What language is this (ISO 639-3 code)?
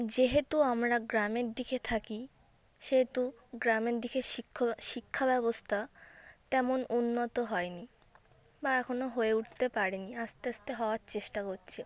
ben